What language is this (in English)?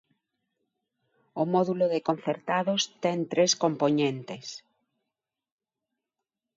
Galician